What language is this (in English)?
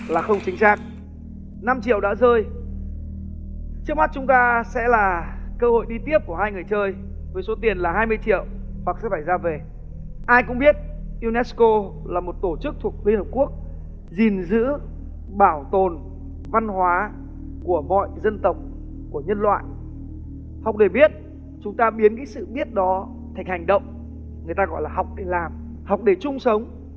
Vietnamese